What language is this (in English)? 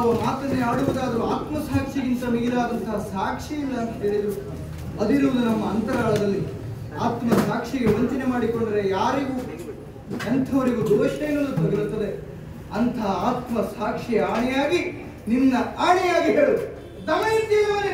Arabic